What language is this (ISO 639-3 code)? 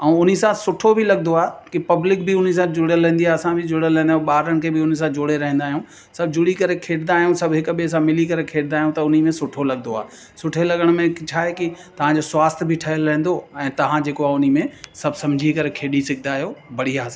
snd